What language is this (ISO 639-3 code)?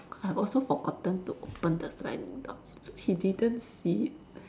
eng